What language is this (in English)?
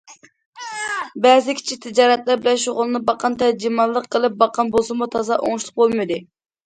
Uyghur